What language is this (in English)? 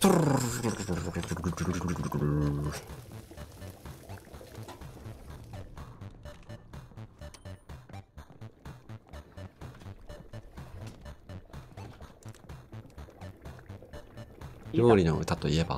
Japanese